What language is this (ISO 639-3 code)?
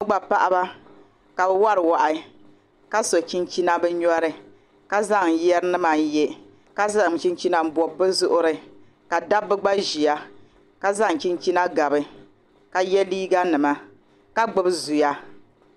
dag